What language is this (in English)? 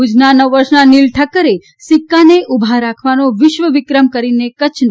Gujarati